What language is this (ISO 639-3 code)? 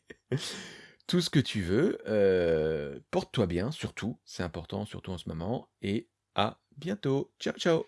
fra